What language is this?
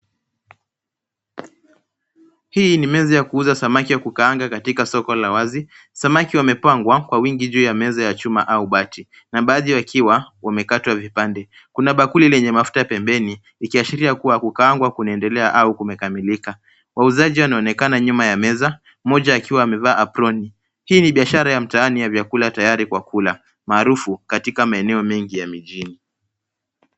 Swahili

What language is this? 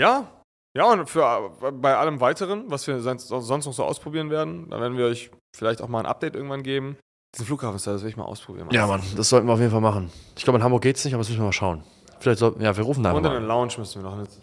German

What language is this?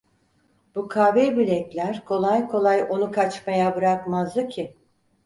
Turkish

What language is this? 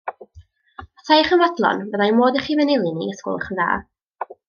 Welsh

